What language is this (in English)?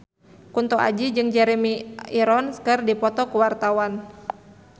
Sundanese